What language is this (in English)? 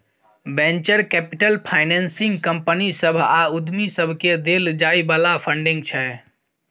Maithili